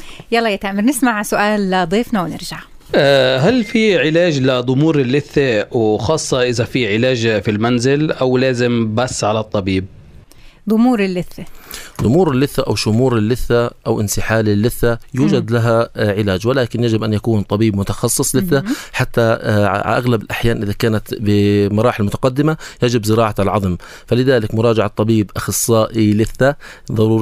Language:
Arabic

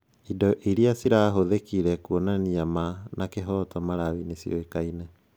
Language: Kikuyu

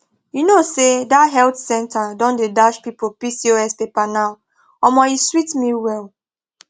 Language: Nigerian Pidgin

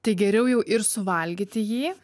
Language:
Lithuanian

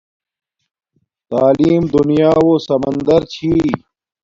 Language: Domaaki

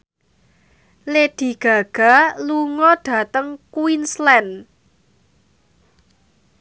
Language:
Javanese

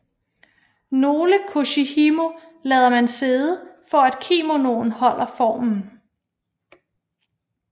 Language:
Danish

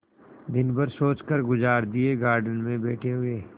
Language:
Hindi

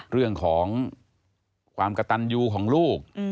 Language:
Thai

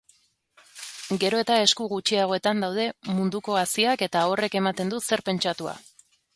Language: Basque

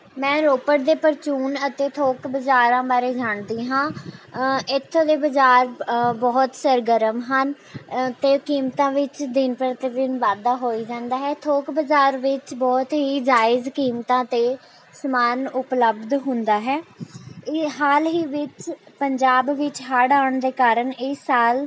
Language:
Punjabi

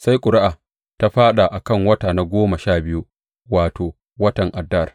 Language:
Hausa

